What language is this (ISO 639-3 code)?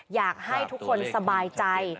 tha